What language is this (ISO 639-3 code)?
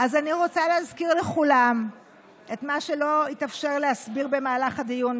heb